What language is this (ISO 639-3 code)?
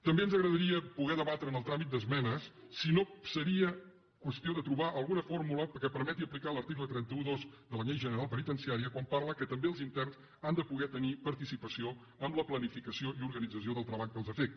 cat